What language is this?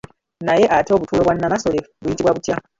Ganda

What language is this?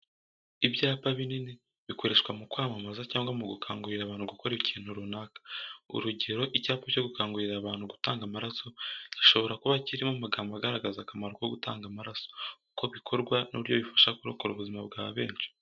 Kinyarwanda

